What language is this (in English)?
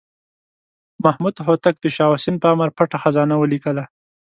Pashto